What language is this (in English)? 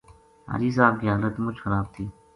Gujari